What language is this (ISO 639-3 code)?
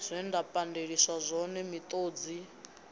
ven